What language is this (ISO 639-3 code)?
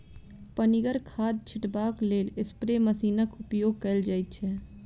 mai